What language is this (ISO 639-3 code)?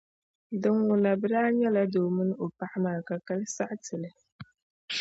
dag